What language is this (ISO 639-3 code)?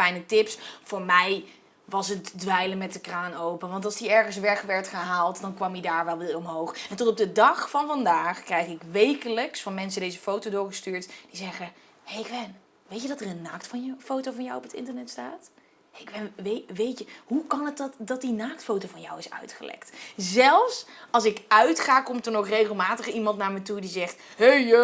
nld